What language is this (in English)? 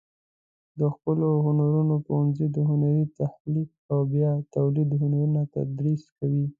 Pashto